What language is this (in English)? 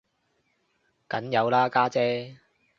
Cantonese